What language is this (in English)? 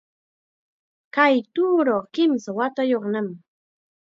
Chiquián Ancash Quechua